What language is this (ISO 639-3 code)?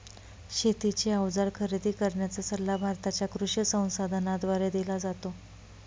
mar